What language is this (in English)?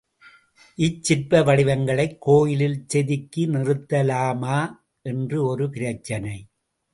Tamil